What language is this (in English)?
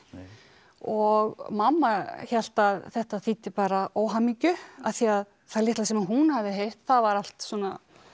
Icelandic